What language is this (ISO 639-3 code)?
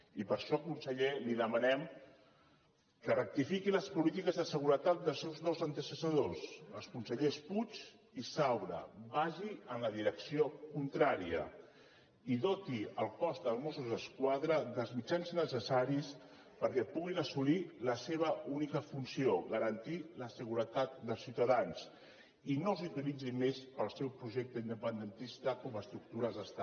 cat